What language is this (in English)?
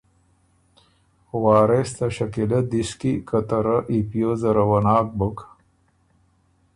Ormuri